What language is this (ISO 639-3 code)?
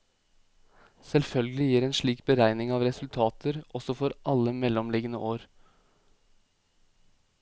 nor